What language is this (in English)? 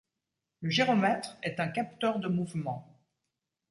French